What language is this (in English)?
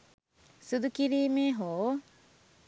Sinhala